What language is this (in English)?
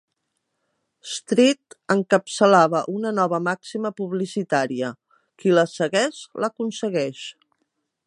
Catalan